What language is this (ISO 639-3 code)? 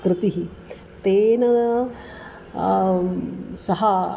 san